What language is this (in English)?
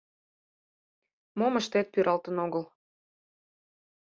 Mari